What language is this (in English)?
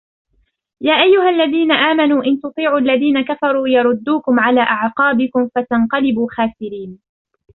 Arabic